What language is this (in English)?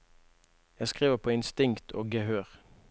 Norwegian